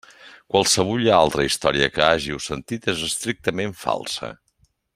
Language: Catalan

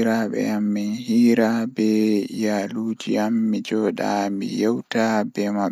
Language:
Fula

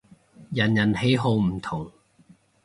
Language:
Cantonese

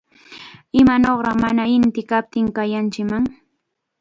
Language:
Chiquián Ancash Quechua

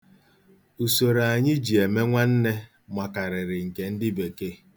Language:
Igbo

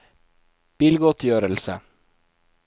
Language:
Norwegian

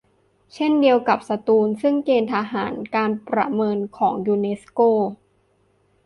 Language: Thai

